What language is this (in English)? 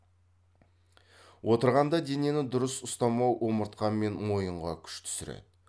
Kazakh